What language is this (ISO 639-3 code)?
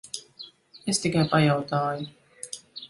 lav